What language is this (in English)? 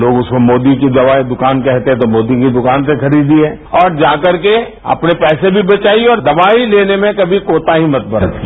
Hindi